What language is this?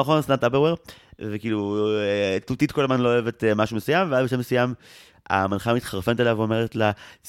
Hebrew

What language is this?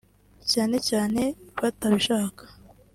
Kinyarwanda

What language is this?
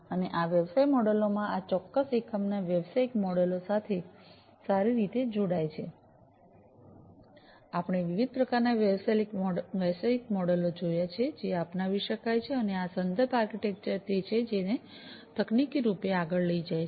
Gujarati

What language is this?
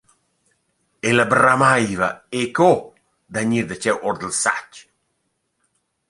Romansh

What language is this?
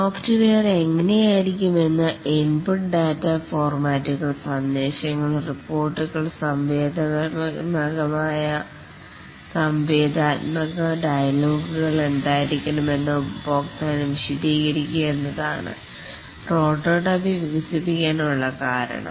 Malayalam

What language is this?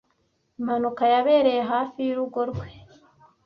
Kinyarwanda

